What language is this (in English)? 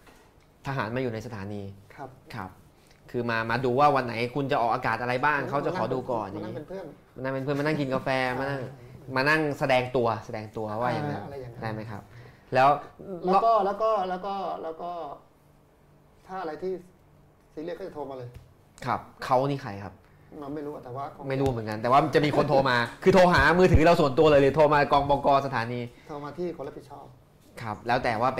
Thai